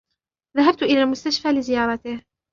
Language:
Arabic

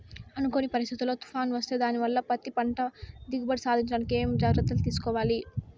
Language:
Telugu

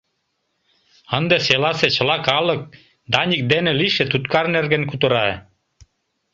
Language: Mari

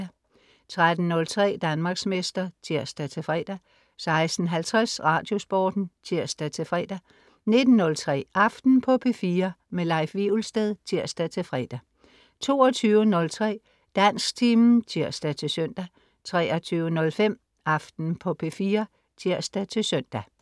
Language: Danish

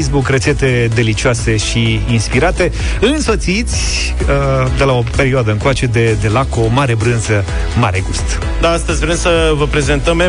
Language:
Romanian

